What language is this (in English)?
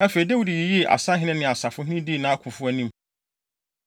Akan